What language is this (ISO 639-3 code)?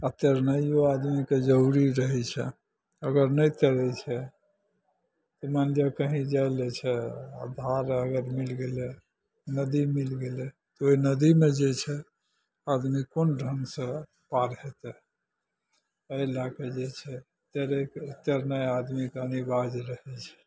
mai